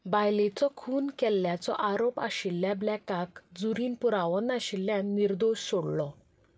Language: Konkani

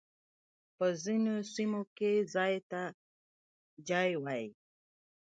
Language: Pashto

